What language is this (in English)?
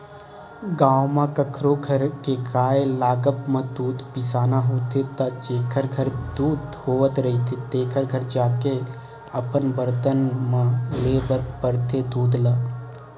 Chhattisgarhi